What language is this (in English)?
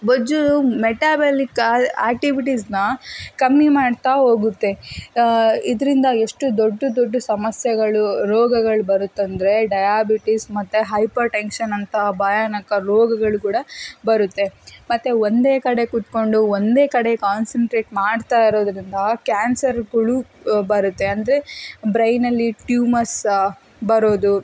Kannada